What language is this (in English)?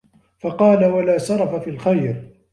Arabic